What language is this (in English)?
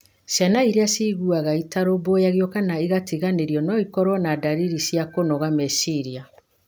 Kikuyu